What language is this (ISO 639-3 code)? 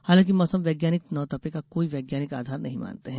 hin